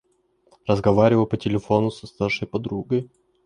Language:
Russian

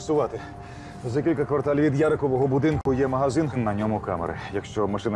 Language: Ukrainian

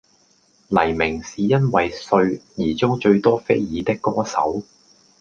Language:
Cantonese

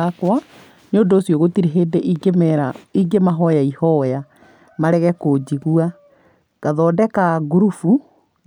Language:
Kikuyu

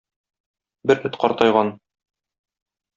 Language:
Tatar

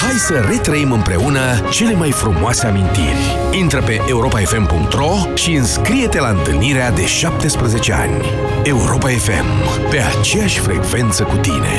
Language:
Romanian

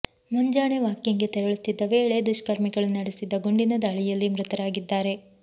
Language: Kannada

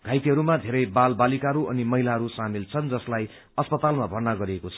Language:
Nepali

